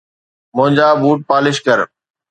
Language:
Sindhi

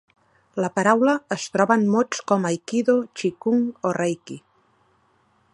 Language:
Catalan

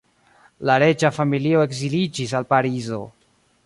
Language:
Esperanto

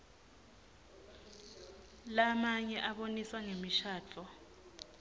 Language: Swati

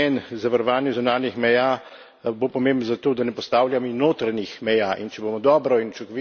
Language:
Slovenian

